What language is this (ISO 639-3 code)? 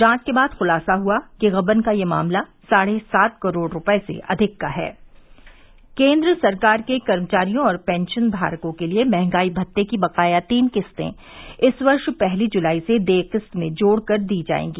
hin